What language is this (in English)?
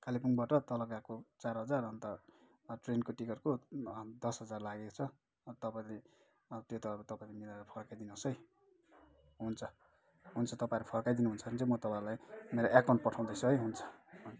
Nepali